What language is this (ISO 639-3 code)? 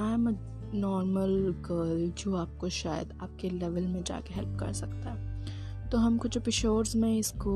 hin